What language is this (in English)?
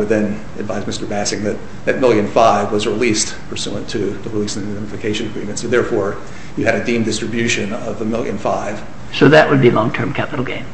English